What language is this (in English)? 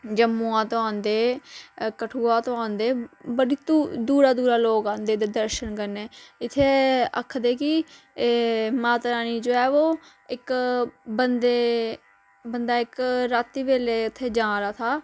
Dogri